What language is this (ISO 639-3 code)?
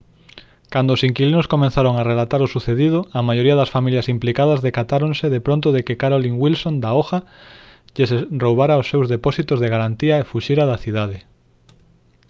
glg